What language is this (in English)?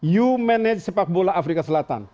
Indonesian